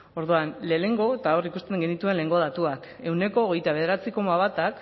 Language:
Basque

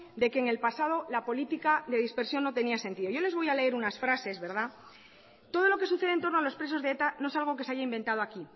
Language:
Spanish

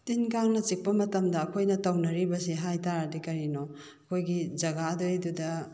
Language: Manipuri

